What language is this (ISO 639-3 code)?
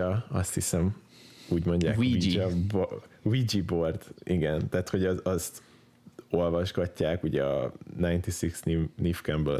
hun